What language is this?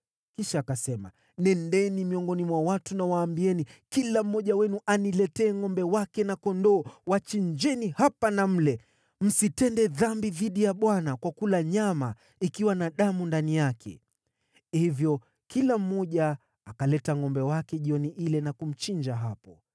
Swahili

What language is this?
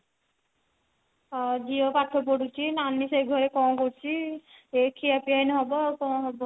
Odia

